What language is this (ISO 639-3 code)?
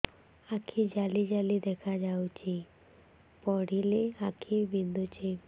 ori